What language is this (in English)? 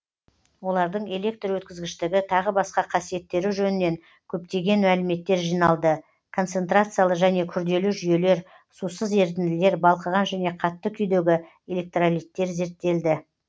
Kazakh